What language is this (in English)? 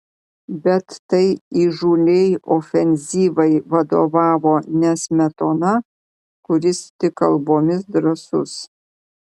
Lithuanian